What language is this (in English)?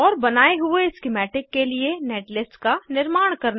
Hindi